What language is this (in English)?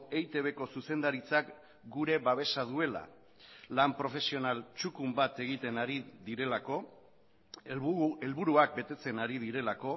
Basque